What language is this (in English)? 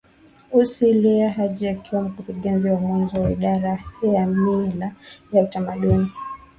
Swahili